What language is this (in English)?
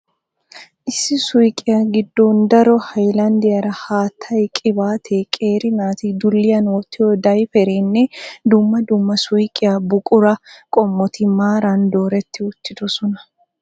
Wolaytta